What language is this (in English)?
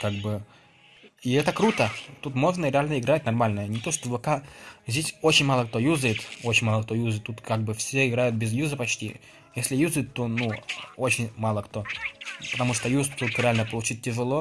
Russian